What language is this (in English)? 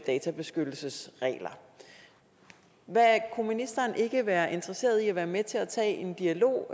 Danish